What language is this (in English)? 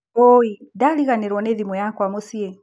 Kikuyu